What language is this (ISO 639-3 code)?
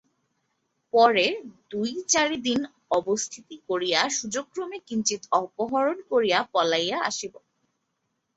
ben